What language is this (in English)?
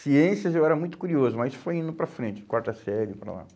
Portuguese